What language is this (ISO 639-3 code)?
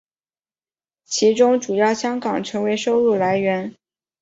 zho